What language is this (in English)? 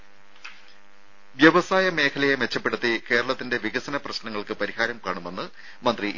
Malayalam